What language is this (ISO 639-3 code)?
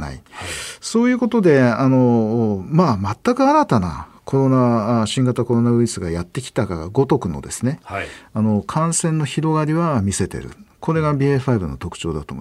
jpn